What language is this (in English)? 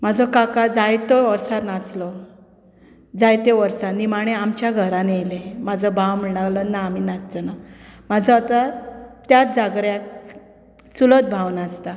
Konkani